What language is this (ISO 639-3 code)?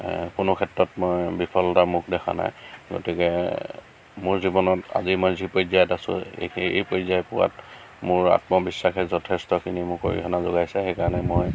asm